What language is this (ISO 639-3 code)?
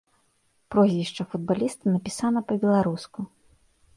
bel